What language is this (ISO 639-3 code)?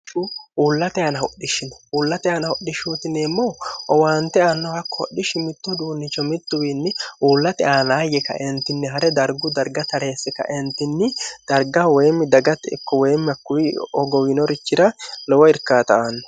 sid